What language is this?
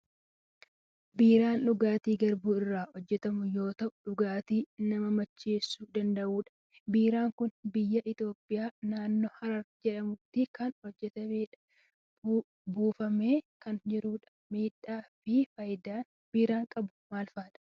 Oromo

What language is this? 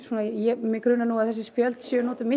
Icelandic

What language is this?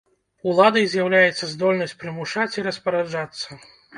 Belarusian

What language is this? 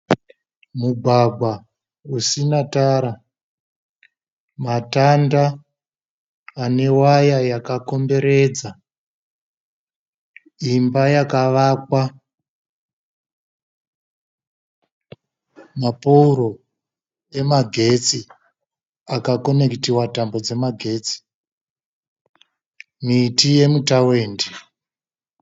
Shona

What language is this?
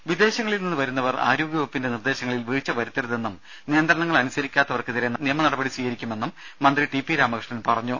Malayalam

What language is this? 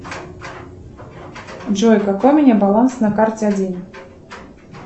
Russian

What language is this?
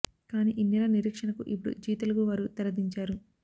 Telugu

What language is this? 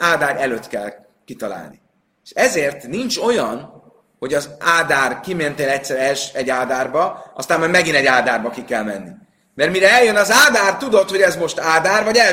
Hungarian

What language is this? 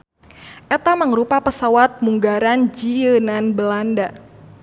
Sundanese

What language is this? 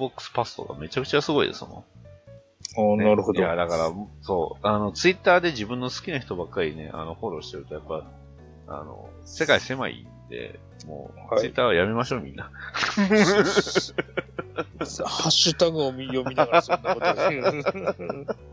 Japanese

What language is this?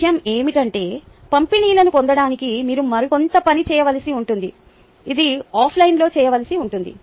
Telugu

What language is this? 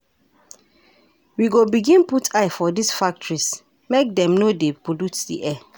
Nigerian Pidgin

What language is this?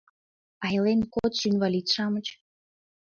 Mari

